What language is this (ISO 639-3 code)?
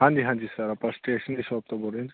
pan